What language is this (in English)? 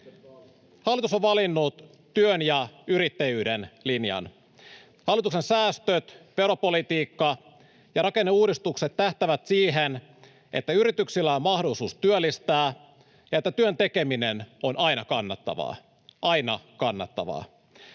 Finnish